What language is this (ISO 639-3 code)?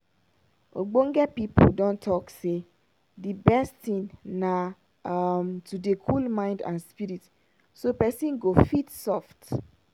pcm